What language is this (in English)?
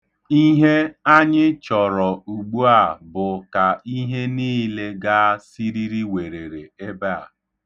Igbo